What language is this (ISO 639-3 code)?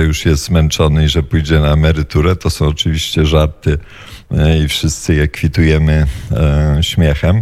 pol